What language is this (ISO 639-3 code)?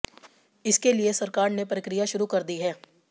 hin